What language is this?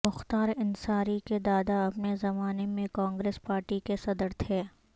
Urdu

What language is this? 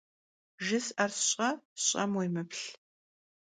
Kabardian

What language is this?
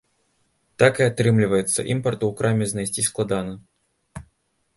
Belarusian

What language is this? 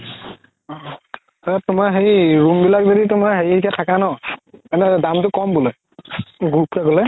Assamese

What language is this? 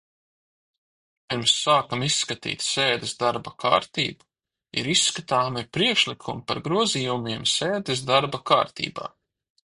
Latvian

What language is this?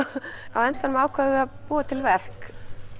Icelandic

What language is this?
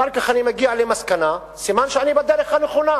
Hebrew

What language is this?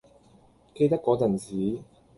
Cantonese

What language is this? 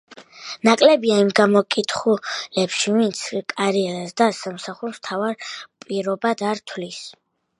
Georgian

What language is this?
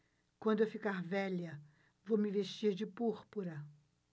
Portuguese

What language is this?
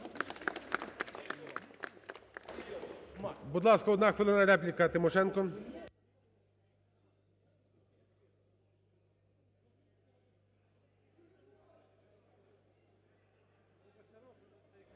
Ukrainian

